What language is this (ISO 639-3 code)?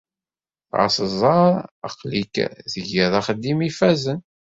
kab